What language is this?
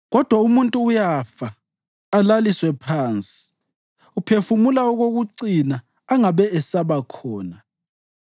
North Ndebele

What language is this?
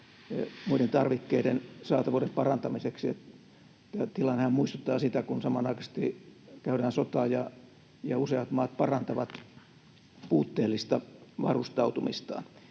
Finnish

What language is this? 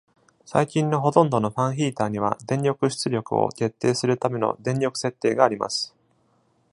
Japanese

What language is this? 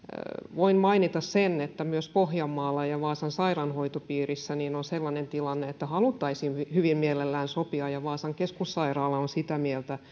Finnish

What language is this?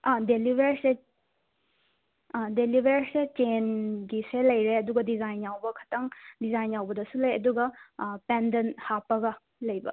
Manipuri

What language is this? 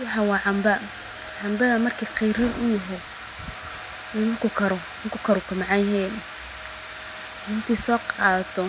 Somali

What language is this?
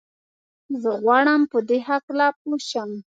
Pashto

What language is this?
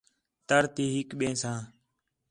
Khetrani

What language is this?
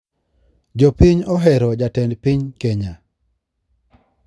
Luo (Kenya and Tanzania)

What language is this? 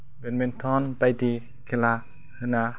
Bodo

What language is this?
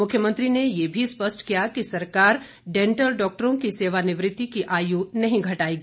Hindi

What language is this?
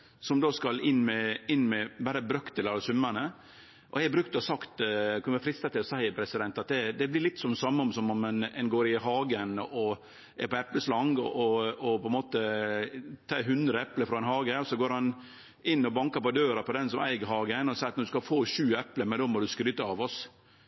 Norwegian Nynorsk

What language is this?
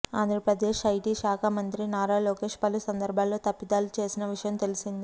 Telugu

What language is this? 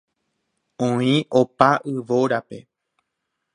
Guarani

